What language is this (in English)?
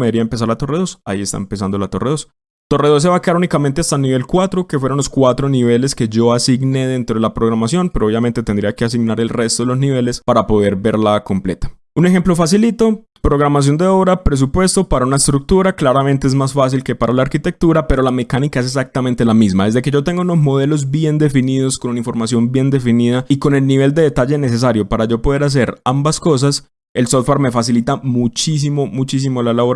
Spanish